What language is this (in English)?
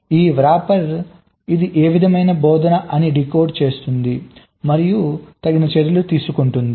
Telugu